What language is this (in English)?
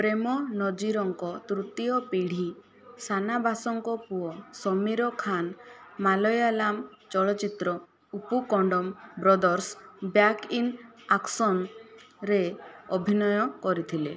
Odia